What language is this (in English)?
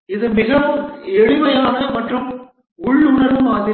Tamil